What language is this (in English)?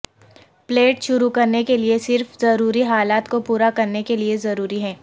Urdu